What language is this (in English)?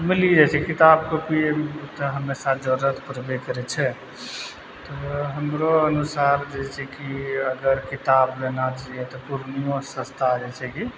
Maithili